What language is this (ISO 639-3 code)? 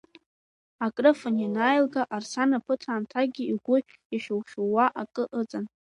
abk